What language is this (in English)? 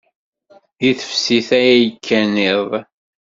Kabyle